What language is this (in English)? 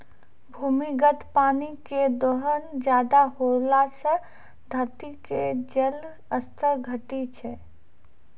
Maithili